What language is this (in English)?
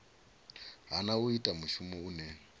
Venda